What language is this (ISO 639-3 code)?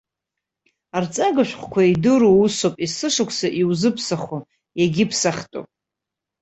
abk